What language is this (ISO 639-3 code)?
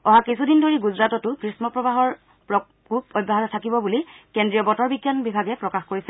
asm